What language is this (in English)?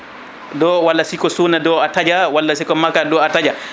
Fula